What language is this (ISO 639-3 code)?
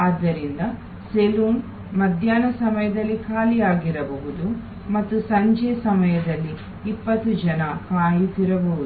kan